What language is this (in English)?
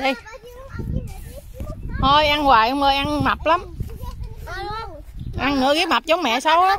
Vietnamese